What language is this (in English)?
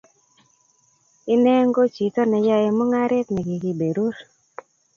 Kalenjin